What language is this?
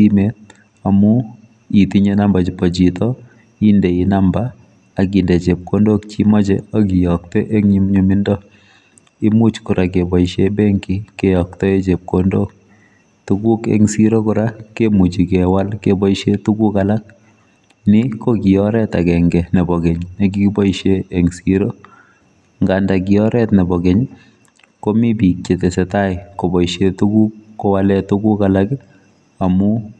Kalenjin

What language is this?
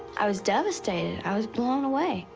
English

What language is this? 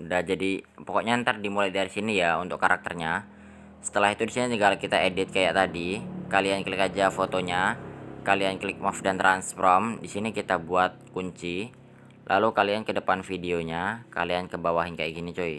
Indonesian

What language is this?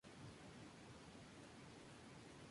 Spanish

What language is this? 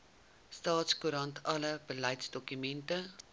Afrikaans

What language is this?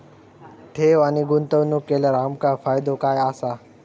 Marathi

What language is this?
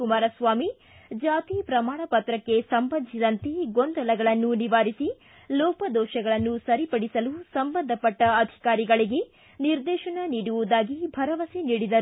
Kannada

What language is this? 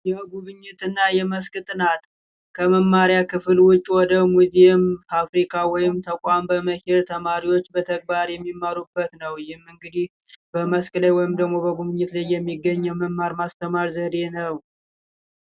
Amharic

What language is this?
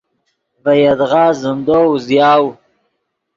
Yidgha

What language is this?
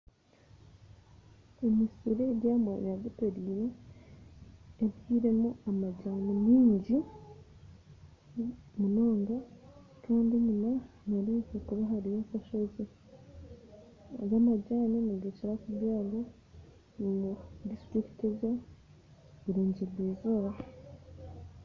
Nyankole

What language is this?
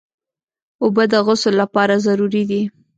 Pashto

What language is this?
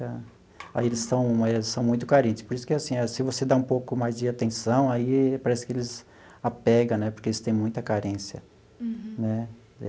Portuguese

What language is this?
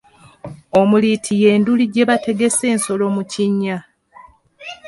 Ganda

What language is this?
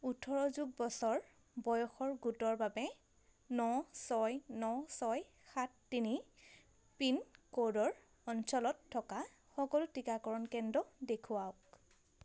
Assamese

